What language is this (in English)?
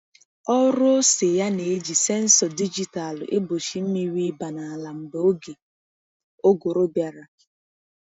Igbo